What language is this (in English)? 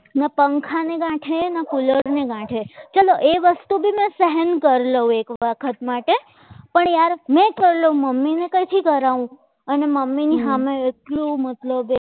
Gujarati